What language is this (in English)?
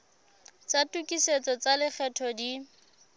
Southern Sotho